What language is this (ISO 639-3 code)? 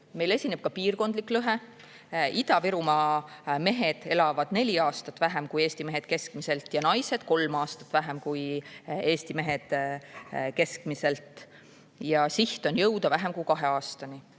est